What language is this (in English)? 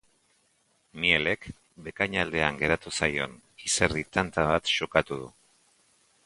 Basque